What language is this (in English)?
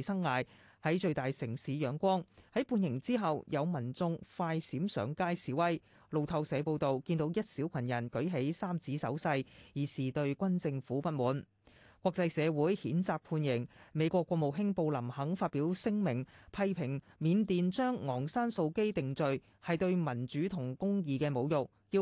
Chinese